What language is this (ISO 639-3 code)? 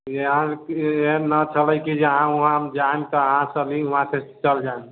mai